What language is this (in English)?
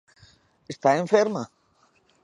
Galician